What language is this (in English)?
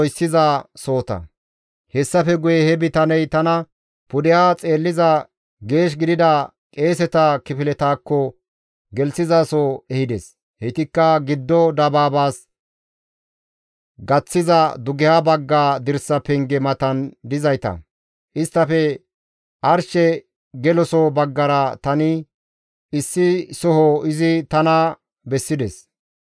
Gamo